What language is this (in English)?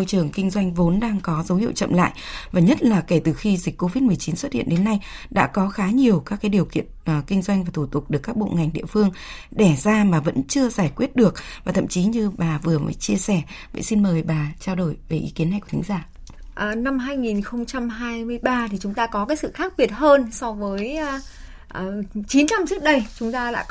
Vietnamese